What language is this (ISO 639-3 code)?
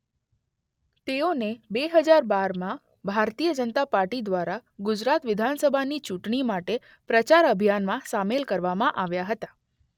guj